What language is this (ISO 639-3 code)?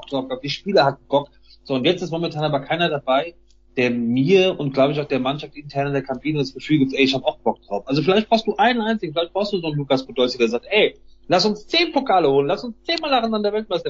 deu